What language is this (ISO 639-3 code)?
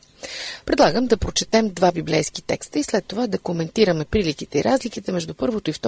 bul